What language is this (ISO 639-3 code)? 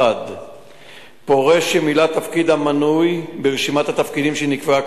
heb